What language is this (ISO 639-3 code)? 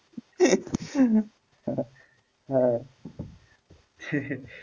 ben